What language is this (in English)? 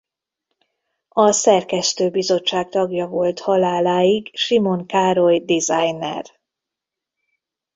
Hungarian